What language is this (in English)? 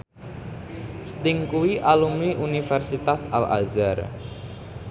Javanese